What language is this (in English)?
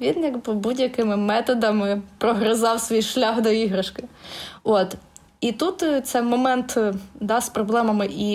Ukrainian